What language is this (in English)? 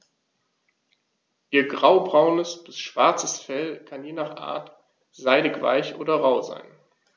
German